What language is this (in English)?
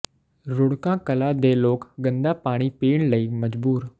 Punjabi